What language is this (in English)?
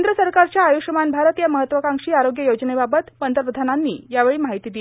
Marathi